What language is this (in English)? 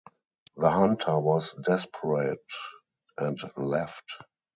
English